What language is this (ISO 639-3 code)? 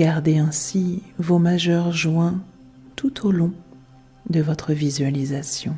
fra